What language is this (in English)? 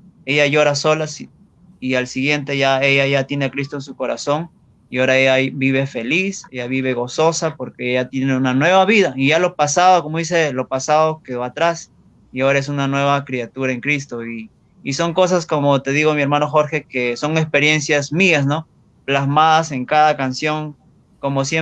Spanish